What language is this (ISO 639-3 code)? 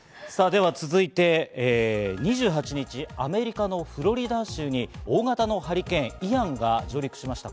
jpn